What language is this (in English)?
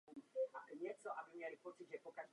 Czech